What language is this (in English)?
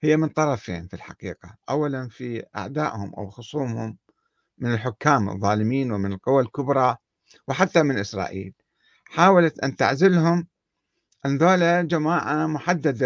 Arabic